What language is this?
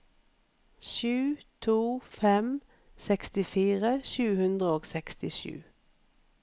Norwegian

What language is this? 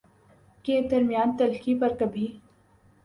Urdu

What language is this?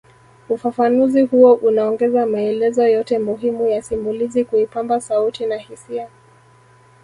Swahili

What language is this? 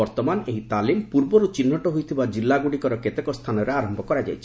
Odia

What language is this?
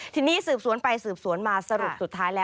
Thai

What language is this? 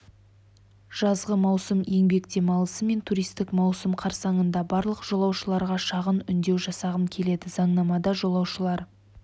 Kazakh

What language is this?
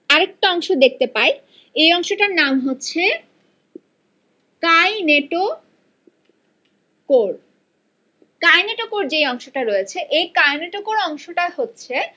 Bangla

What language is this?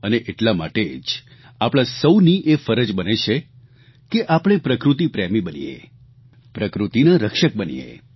Gujarati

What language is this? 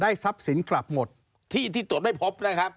Thai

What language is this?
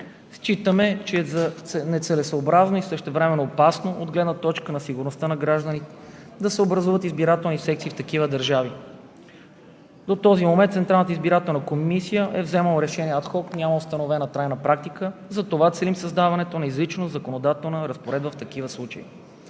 Bulgarian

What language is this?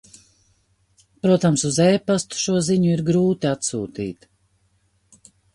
Latvian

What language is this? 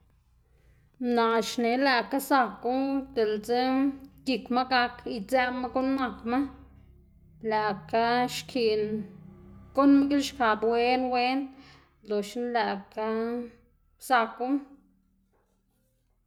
Xanaguía Zapotec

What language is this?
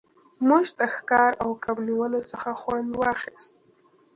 Pashto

